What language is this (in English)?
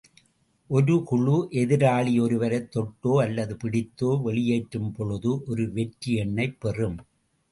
Tamil